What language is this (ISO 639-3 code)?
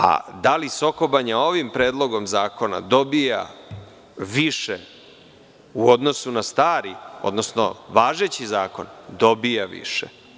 srp